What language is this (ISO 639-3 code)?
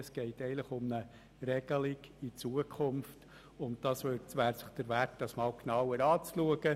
gsw